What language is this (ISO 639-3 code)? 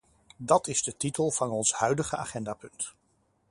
nld